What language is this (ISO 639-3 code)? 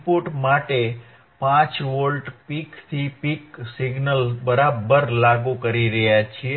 guj